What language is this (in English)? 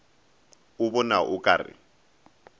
Northern Sotho